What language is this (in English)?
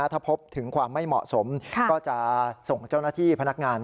Thai